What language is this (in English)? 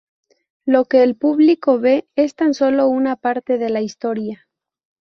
Spanish